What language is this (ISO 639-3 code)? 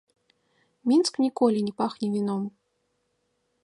bel